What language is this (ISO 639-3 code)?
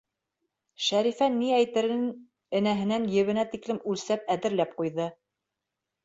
bak